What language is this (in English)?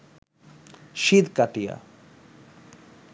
Bangla